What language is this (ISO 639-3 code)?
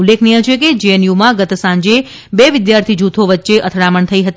guj